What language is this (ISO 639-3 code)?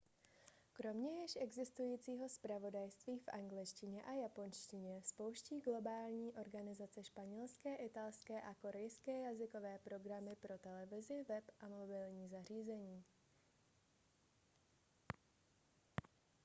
ces